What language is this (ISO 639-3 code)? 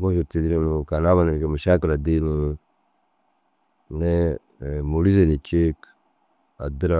dzg